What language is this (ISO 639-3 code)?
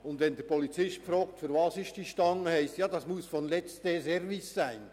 gsw